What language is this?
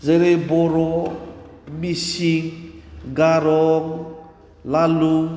Bodo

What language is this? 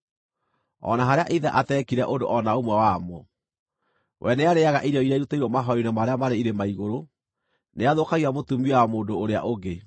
Kikuyu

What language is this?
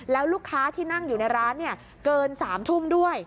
Thai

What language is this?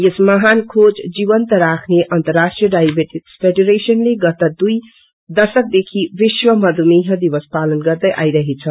Nepali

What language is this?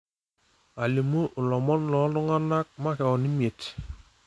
Masai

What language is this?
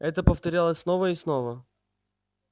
Russian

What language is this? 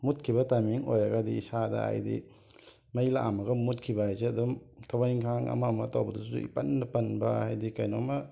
Manipuri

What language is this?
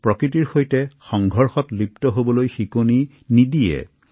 Assamese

